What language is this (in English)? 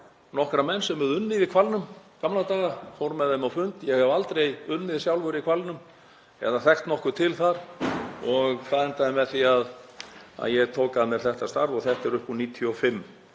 Icelandic